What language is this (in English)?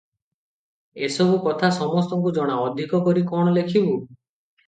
Odia